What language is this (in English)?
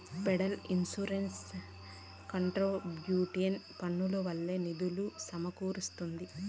Telugu